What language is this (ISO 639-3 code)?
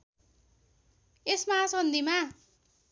nep